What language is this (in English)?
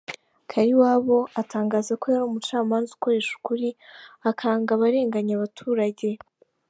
Kinyarwanda